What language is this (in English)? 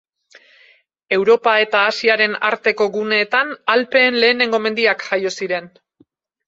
Basque